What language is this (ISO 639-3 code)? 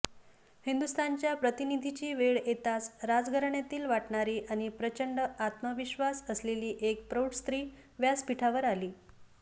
mar